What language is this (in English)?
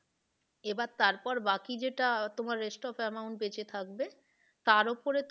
Bangla